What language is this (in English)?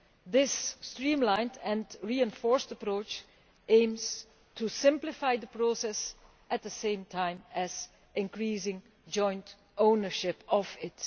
English